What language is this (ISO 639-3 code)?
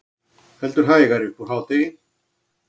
isl